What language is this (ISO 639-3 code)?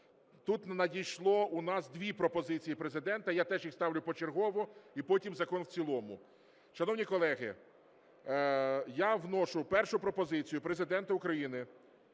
ukr